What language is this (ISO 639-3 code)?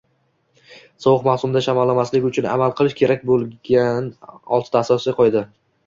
uzb